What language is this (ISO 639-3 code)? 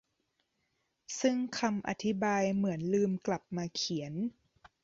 tha